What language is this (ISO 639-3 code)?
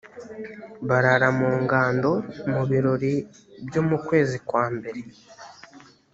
kin